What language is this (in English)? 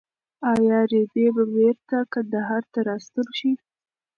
Pashto